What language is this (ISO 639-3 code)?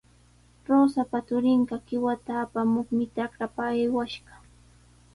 qws